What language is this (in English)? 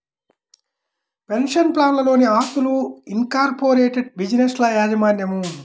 Telugu